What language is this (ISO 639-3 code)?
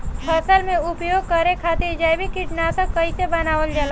bho